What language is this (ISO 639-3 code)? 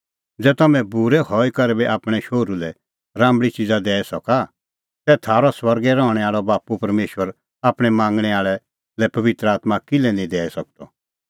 kfx